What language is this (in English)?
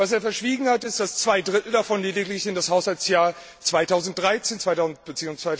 German